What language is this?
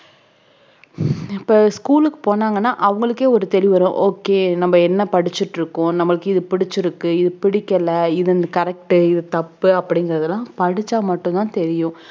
Tamil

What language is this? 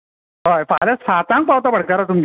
Konkani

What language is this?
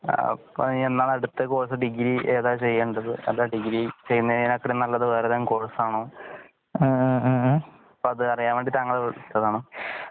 Malayalam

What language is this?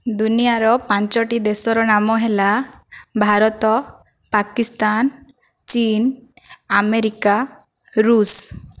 Odia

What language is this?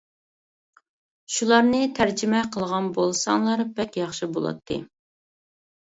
Uyghur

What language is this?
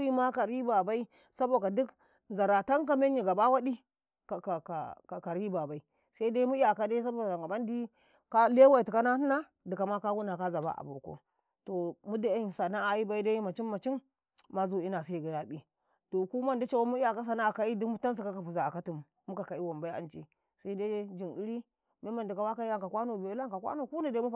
Karekare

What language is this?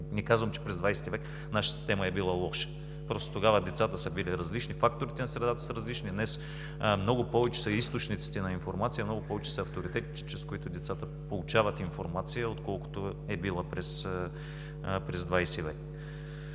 Bulgarian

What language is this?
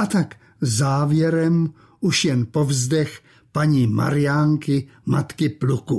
Czech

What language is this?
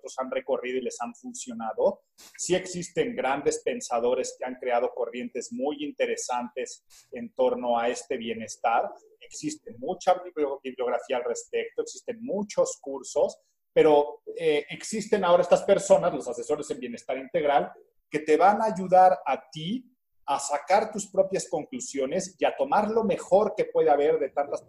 Spanish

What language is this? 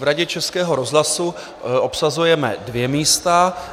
Czech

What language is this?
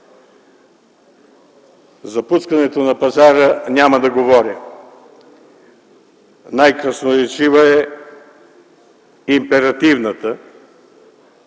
Bulgarian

